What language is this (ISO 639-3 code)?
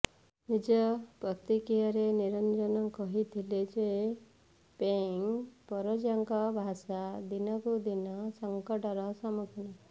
ori